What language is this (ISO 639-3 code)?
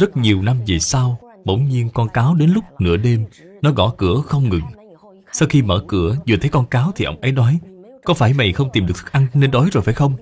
vie